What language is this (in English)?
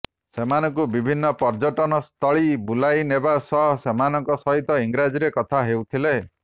Odia